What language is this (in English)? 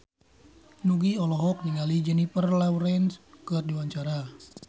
Sundanese